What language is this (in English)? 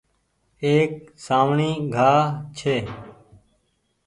Goaria